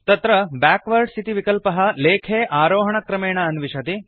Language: Sanskrit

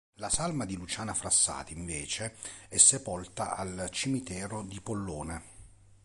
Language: Italian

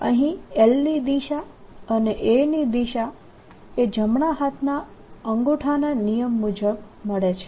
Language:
Gujarati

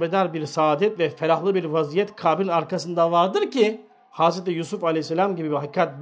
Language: Turkish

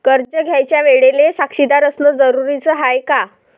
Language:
Marathi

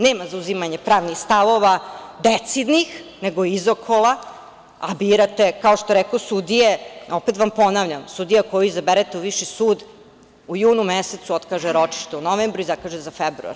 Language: Serbian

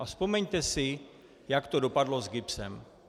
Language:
Czech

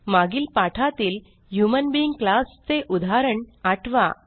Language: Marathi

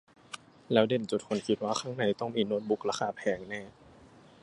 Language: Thai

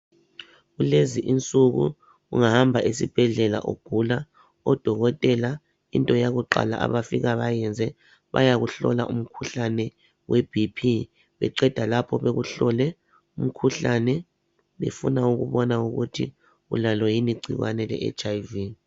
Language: North Ndebele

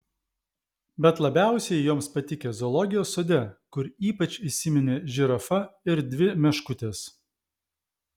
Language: Lithuanian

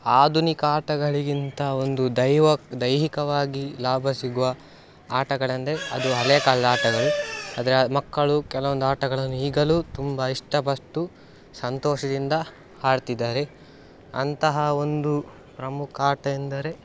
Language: Kannada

